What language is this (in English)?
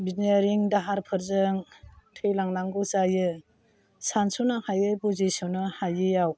Bodo